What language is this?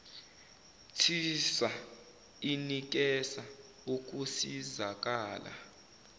Zulu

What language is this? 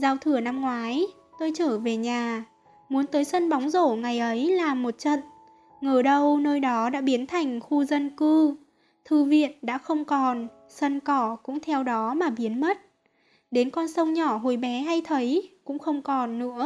Vietnamese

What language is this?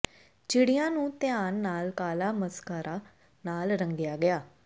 Punjabi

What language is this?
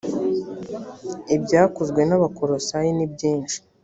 Kinyarwanda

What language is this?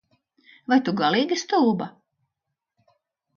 Latvian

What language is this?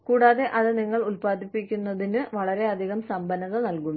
Malayalam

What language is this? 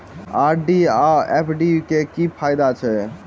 Maithili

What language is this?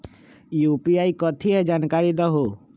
Magahi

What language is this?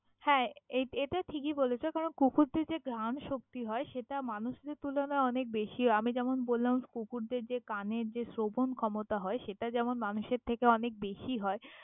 Bangla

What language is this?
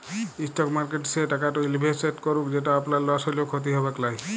Bangla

